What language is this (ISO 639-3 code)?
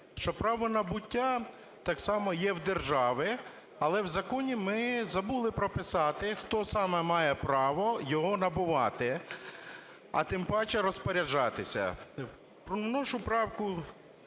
ukr